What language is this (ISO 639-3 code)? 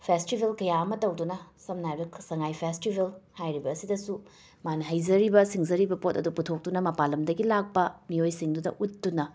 mni